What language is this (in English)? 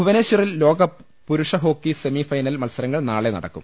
Malayalam